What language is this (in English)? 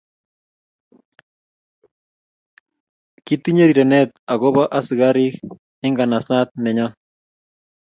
Kalenjin